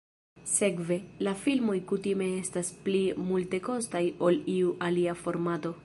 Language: Esperanto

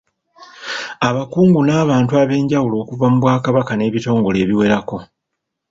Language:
Ganda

